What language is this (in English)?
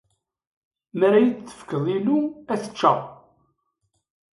Kabyle